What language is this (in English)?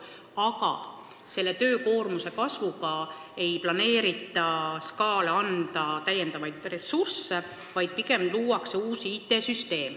Estonian